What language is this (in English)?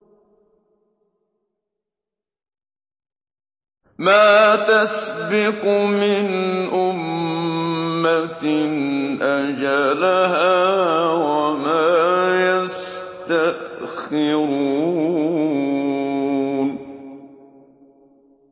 Arabic